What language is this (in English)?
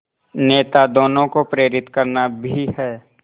Hindi